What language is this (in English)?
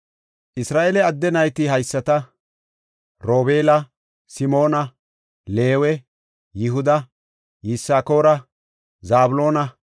Gofa